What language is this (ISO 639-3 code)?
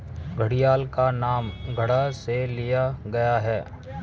hin